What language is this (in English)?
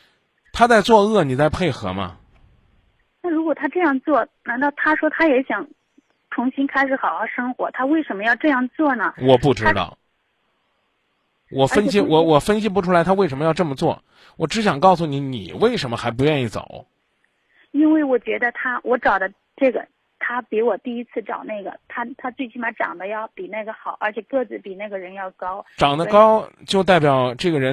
Chinese